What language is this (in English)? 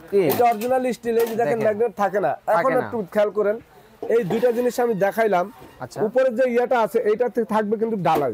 Bangla